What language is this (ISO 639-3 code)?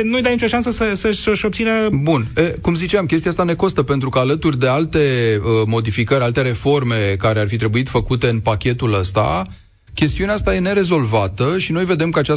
ron